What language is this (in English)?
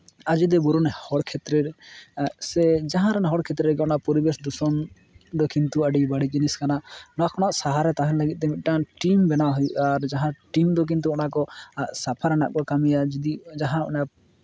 Santali